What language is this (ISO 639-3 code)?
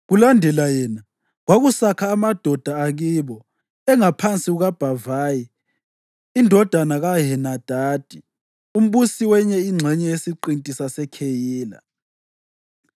nde